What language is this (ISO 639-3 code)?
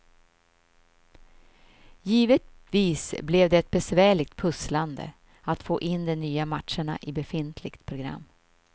swe